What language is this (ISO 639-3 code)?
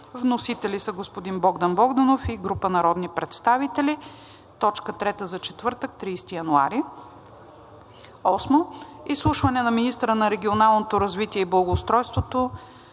bul